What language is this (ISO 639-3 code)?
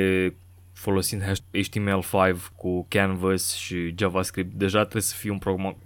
ron